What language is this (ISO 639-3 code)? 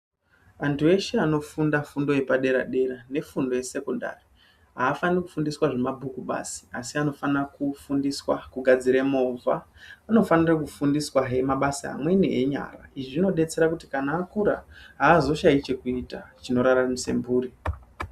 ndc